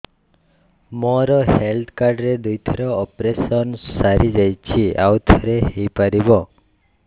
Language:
Odia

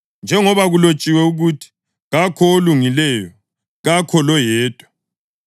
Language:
North Ndebele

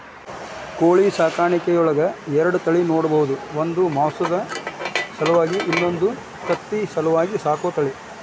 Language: Kannada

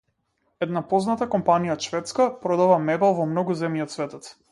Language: Macedonian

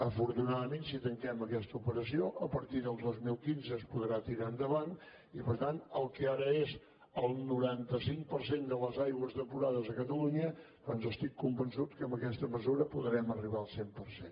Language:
Catalan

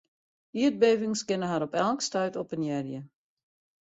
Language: Western Frisian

